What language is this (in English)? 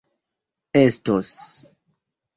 Esperanto